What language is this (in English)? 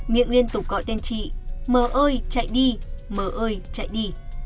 Vietnamese